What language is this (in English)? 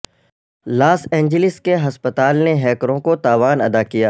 Urdu